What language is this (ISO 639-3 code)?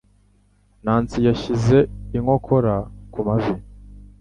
kin